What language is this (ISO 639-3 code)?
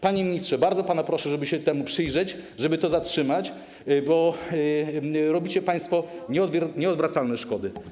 pol